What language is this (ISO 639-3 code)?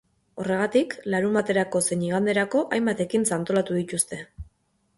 eus